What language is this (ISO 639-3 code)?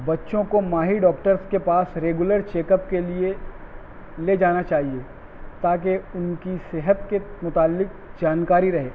urd